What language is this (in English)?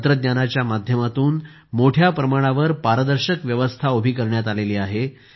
Marathi